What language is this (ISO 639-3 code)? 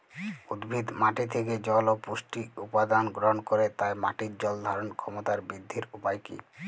ben